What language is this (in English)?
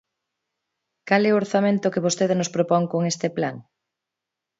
Galician